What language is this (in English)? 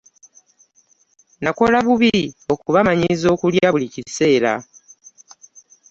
Ganda